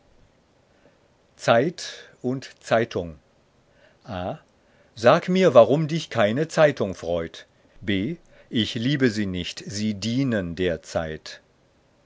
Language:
German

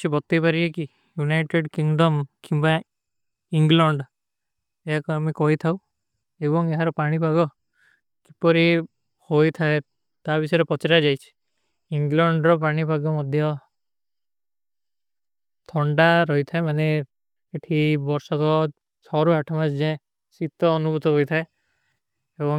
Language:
Kui (India)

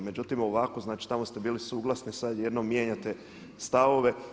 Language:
Croatian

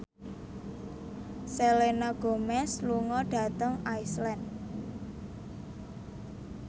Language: Javanese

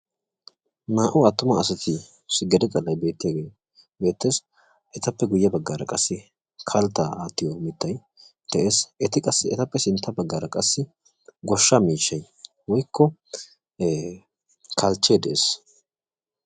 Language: Wolaytta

